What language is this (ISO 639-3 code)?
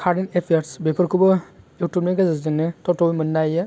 brx